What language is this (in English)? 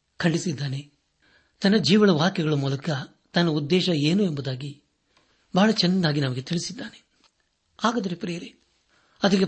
Kannada